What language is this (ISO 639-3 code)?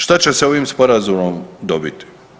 hrv